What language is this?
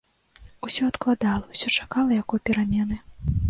Belarusian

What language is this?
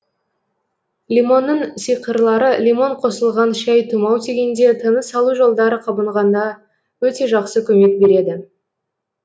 Kazakh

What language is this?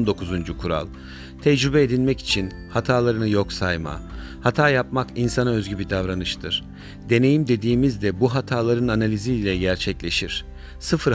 Turkish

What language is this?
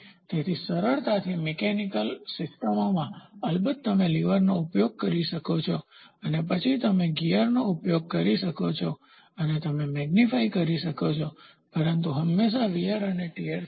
Gujarati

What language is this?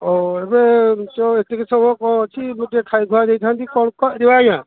Odia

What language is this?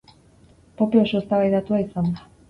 Basque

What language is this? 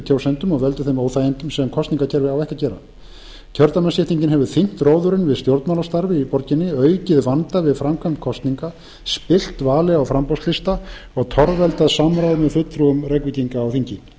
Icelandic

